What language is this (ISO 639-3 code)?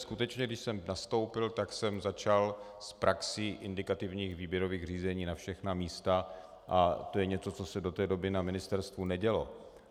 ces